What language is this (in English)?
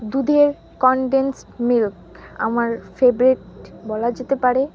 Bangla